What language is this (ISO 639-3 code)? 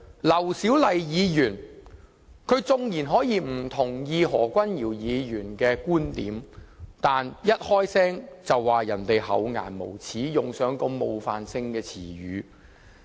yue